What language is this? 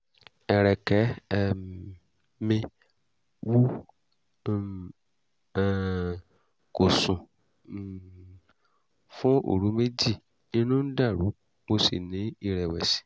Yoruba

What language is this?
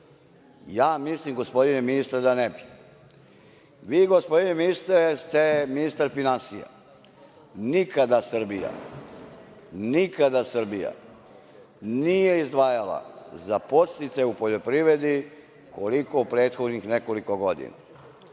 Serbian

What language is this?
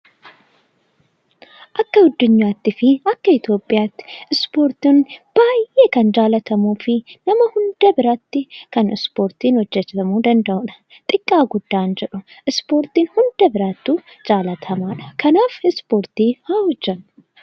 Oromo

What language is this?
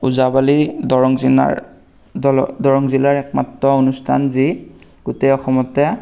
Assamese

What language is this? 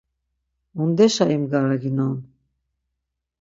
Laz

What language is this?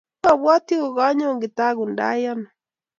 Kalenjin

